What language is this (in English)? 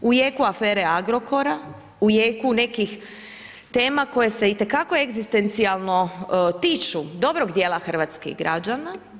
Croatian